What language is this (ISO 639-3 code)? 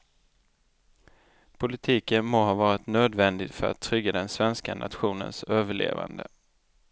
swe